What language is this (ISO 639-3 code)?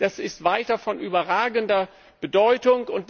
deu